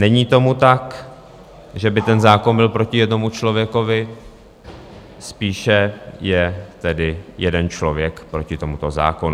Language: Czech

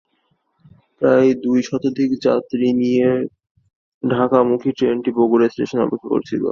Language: Bangla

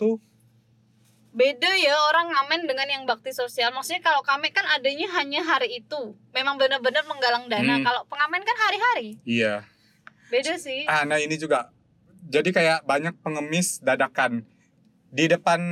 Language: Indonesian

